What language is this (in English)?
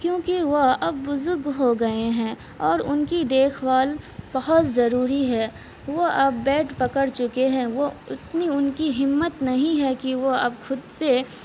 Urdu